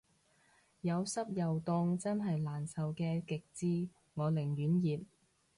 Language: Cantonese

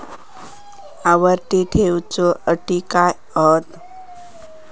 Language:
Marathi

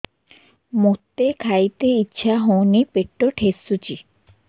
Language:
Odia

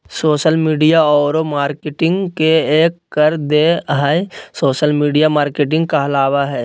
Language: Magahi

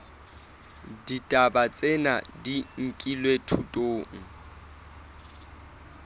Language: Southern Sotho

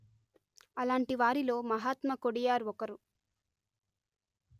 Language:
Telugu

